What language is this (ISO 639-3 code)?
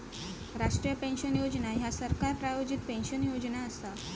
mar